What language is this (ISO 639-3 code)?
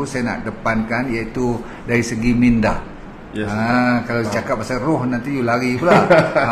msa